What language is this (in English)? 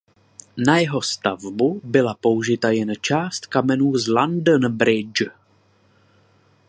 Czech